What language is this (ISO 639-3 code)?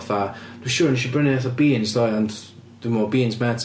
cym